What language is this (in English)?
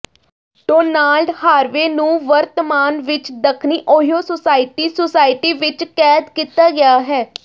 Punjabi